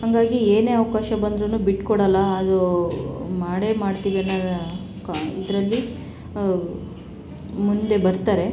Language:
Kannada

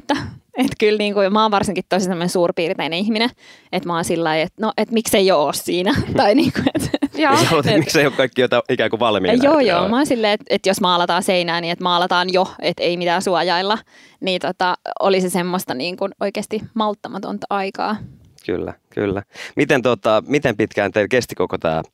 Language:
Finnish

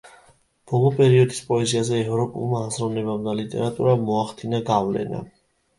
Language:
Georgian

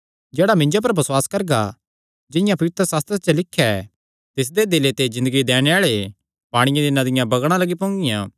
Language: Kangri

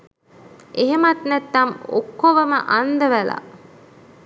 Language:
Sinhala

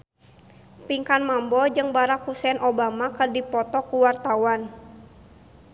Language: Sundanese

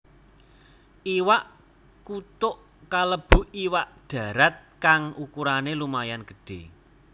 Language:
Javanese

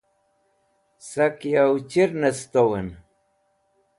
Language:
Wakhi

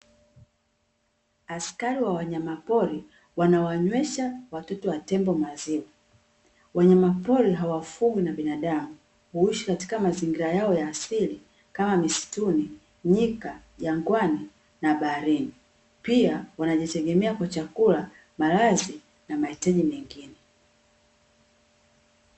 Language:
Swahili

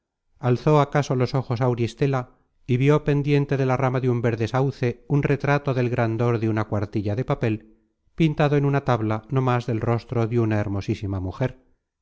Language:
Spanish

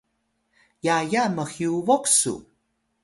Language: Atayal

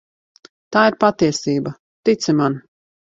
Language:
Latvian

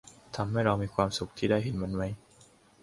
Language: Thai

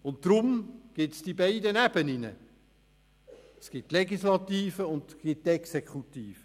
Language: Swiss German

